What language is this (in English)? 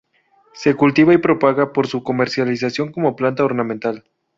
Spanish